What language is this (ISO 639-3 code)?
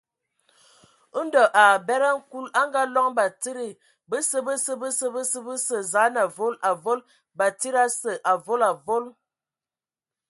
ewo